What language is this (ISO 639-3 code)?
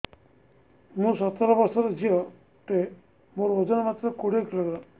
ori